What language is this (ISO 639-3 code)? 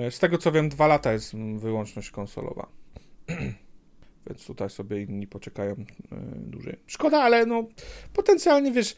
pol